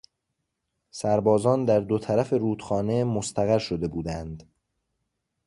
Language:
Persian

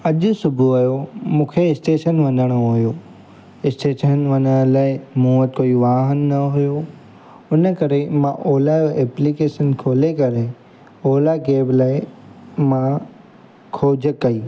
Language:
Sindhi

